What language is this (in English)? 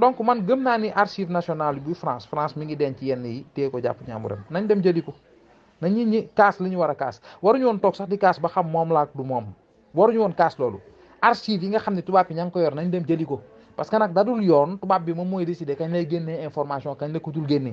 French